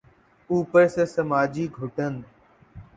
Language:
Urdu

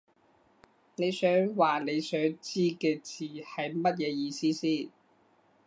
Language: Cantonese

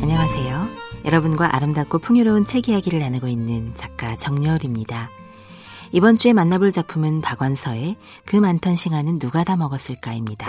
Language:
Korean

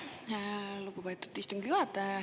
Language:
Estonian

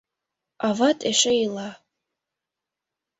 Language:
Mari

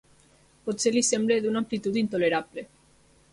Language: Catalan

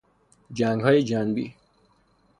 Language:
Persian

